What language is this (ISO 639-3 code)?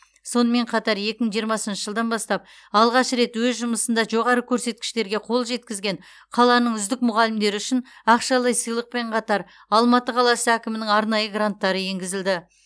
kaz